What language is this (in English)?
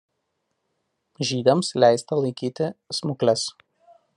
Lithuanian